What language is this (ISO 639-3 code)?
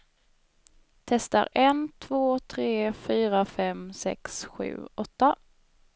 swe